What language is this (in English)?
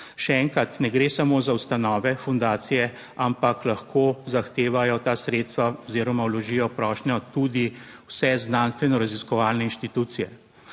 Slovenian